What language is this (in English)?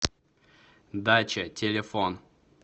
Russian